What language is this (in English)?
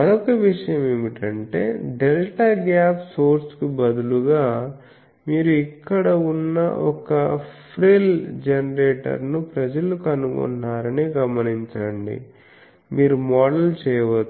Telugu